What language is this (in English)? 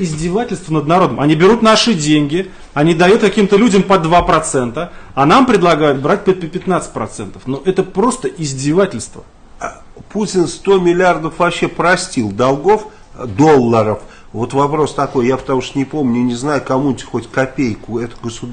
Russian